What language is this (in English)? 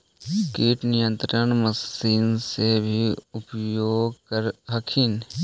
Magahi